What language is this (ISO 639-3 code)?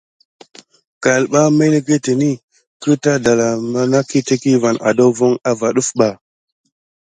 gid